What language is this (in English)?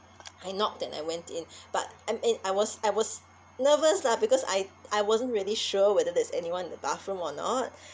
English